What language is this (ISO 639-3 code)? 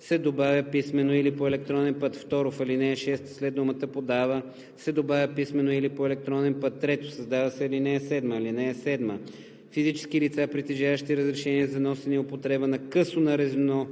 bul